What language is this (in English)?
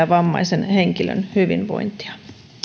Finnish